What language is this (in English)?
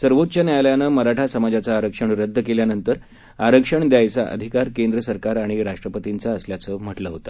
Marathi